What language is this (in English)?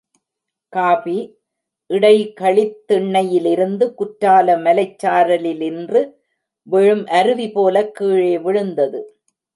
Tamil